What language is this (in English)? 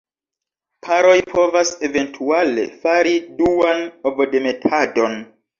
Esperanto